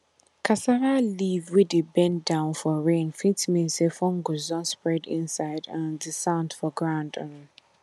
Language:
Nigerian Pidgin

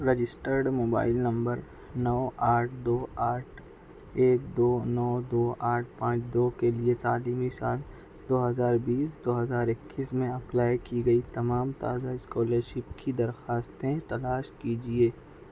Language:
Urdu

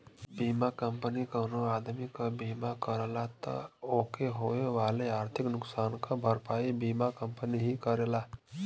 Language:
Bhojpuri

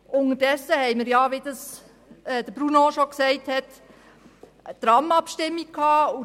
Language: Swiss German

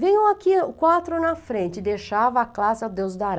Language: Portuguese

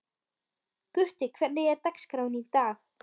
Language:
Icelandic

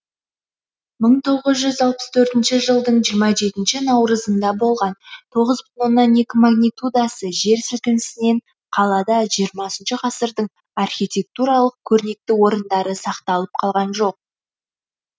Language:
Kazakh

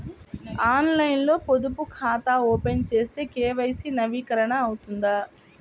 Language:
Telugu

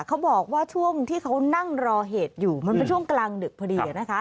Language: Thai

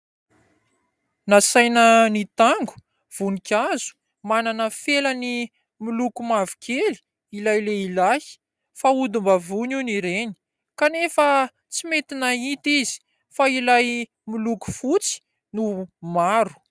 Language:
Malagasy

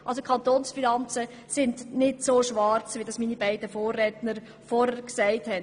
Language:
Swiss German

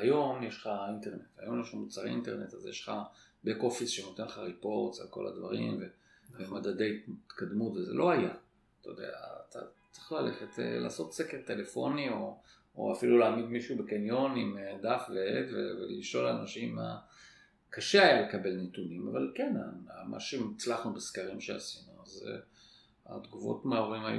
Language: Hebrew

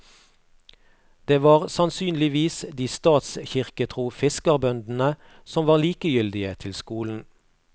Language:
Norwegian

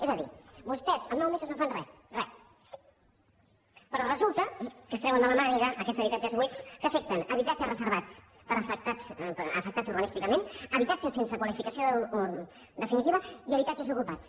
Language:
Catalan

